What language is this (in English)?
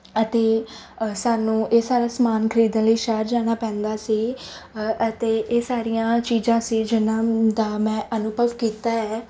Punjabi